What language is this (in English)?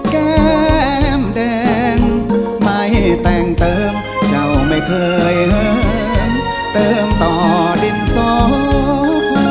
Thai